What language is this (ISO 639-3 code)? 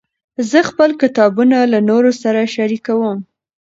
pus